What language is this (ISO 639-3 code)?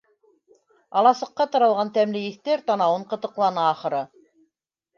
bak